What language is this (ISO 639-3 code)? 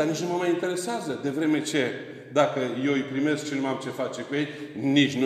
ron